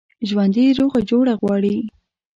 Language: Pashto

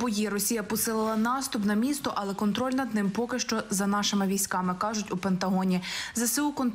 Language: Ukrainian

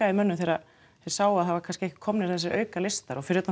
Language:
Icelandic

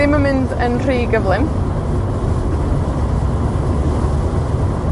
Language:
Welsh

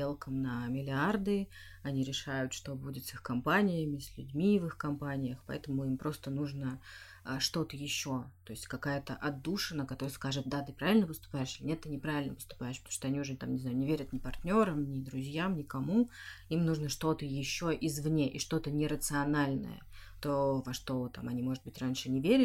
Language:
Russian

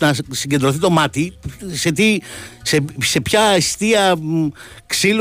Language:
Greek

